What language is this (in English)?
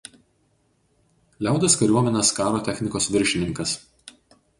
Lithuanian